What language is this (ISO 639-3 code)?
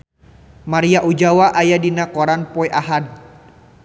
sun